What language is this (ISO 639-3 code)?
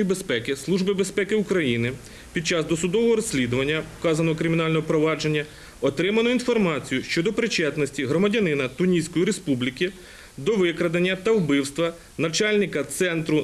ukr